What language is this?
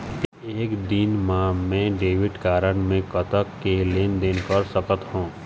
Chhattisgarhi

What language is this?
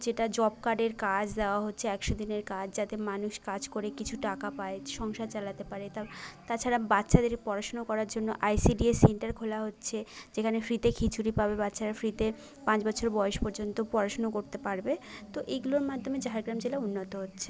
Bangla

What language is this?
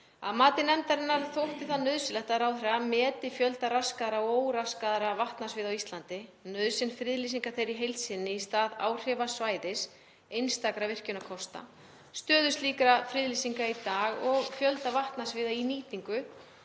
Icelandic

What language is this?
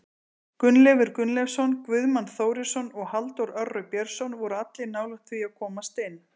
Icelandic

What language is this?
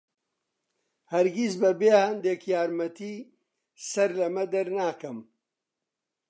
Central Kurdish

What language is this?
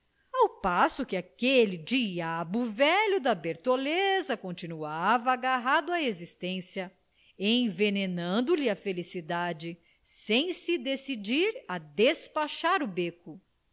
Portuguese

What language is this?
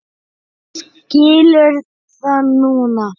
Icelandic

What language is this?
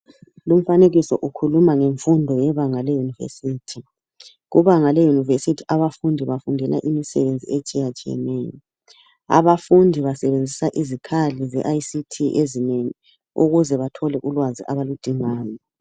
North Ndebele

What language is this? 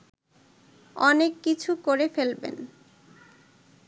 Bangla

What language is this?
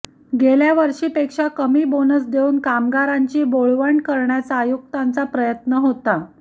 Marathi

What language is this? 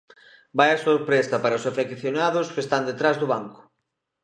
Galician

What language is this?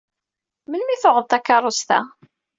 Kabyle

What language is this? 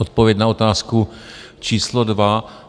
Czech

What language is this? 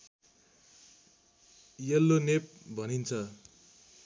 Nepali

